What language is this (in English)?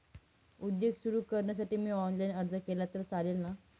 Marathi